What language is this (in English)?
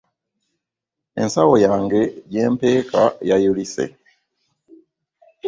Ganda